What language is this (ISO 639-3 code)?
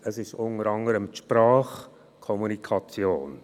gsw